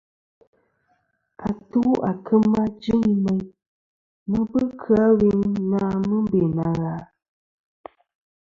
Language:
Kom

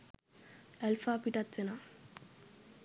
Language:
Sinhala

